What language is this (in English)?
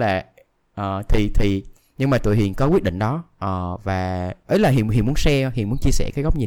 Vietnamese